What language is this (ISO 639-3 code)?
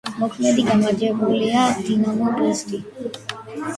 kat